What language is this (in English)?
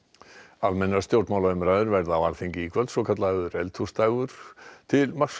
Icelandic